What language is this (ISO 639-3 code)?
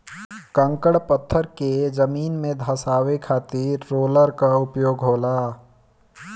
bho